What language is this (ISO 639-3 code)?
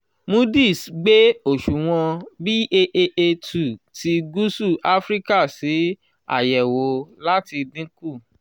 yor